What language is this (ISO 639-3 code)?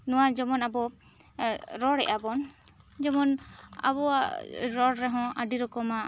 sat